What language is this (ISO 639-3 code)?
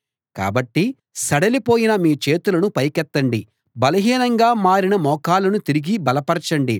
tel